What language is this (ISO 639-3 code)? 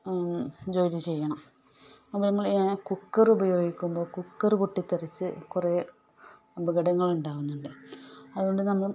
mal